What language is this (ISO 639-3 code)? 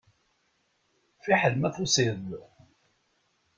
kab